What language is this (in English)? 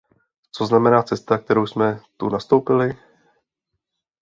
Czech